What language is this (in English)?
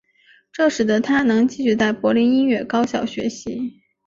Chinese